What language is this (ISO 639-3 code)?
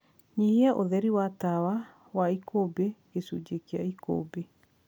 kik